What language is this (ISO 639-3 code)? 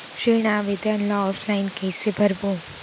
hne